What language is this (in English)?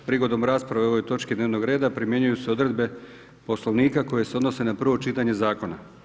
Croatian